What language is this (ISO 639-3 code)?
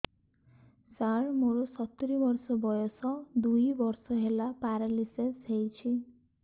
ori